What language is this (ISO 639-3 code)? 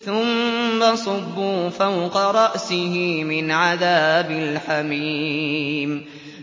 ara